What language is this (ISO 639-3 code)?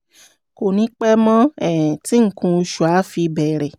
yor